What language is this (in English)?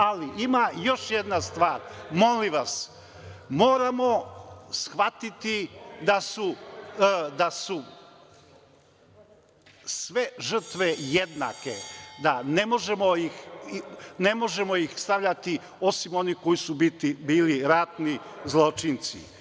Serbian